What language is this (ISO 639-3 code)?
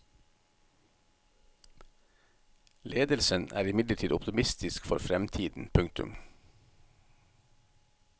nor